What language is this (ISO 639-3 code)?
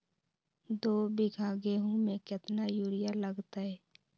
mag